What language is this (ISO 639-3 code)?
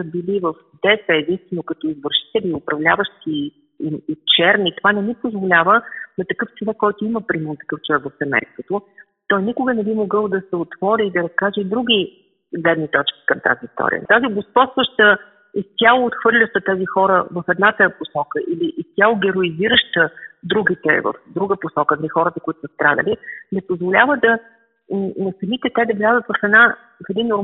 bul